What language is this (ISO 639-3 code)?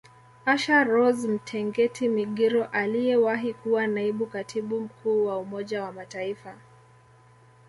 swa